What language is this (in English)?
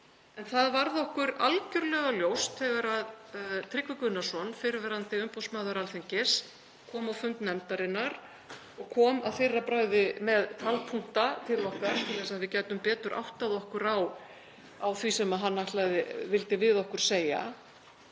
Icelandic